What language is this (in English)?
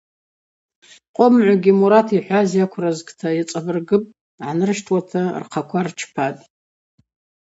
Abaza